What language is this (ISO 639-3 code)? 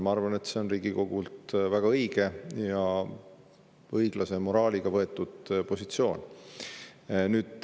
est